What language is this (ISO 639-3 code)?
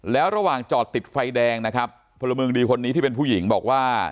tha